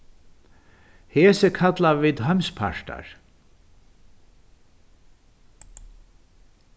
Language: Faroese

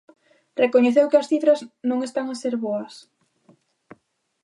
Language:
Galician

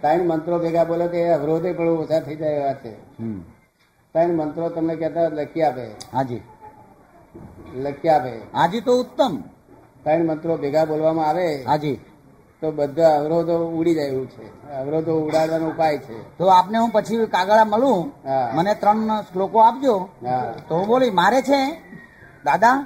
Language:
Gujarati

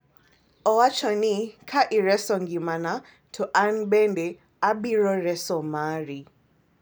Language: Luo (Kenya and Tanzania)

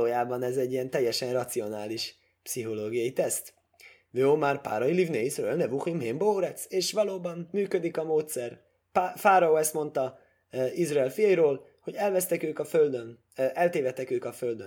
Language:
Hungarian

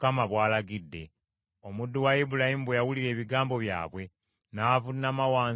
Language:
Ganda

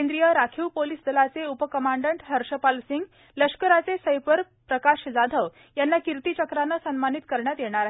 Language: Marathi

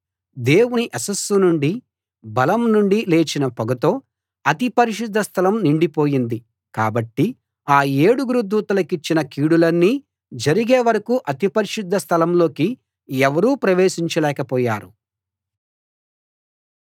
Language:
Telugu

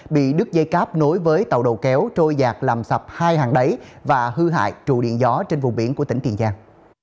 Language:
Vietnamese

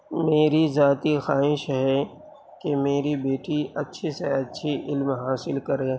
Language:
Urdu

